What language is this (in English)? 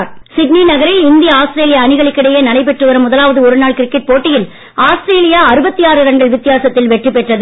Tamil